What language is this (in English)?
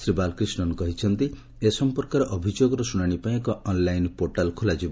Odia